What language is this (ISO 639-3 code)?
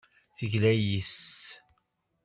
kab